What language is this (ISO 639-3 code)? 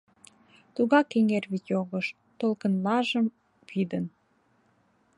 chm